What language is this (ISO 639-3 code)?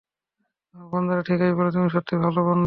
ben